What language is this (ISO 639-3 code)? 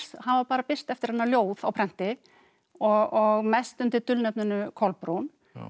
isl